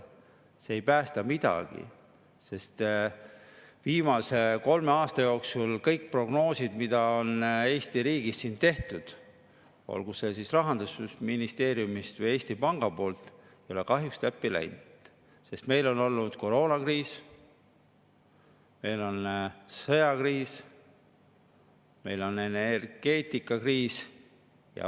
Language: Estonian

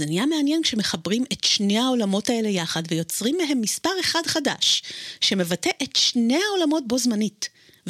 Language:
Hebrew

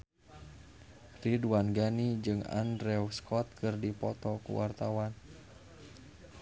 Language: Sundanese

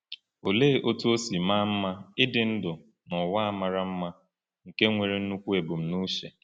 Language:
Igbo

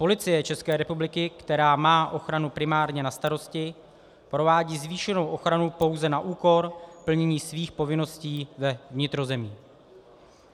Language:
Czech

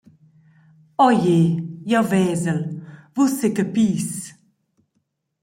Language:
Romansh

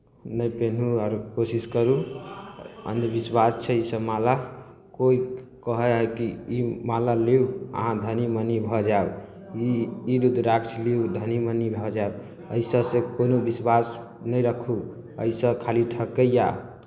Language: Maithili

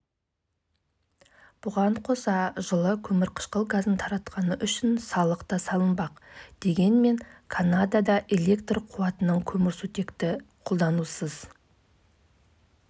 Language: Kazakh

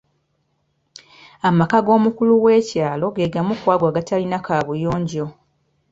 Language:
Ganda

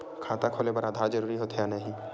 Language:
Chhattisgarhi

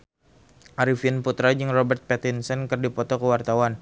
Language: Sundanese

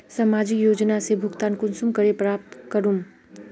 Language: Magahi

